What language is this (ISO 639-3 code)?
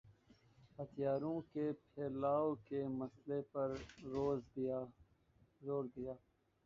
urd